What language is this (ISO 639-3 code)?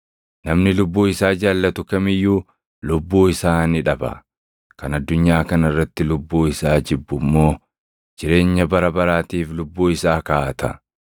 orm